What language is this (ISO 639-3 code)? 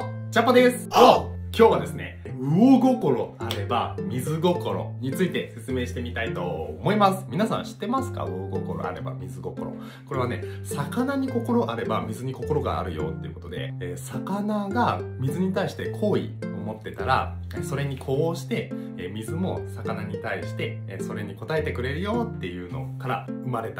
jpn